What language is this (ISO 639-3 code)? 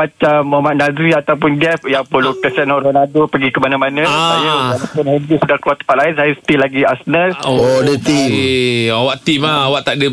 msa